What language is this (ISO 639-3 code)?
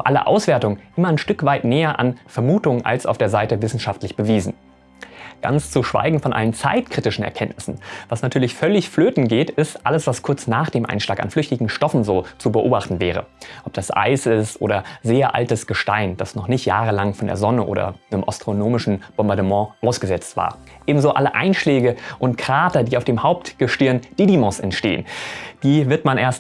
deu